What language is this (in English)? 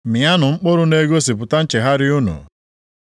Igbo